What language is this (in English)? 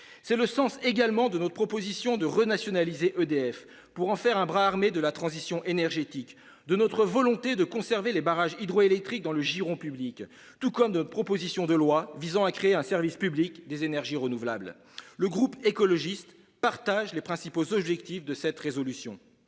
French